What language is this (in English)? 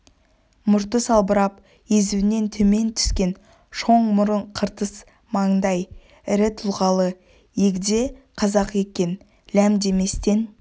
Kazakh